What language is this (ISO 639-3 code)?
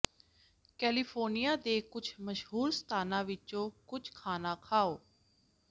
pan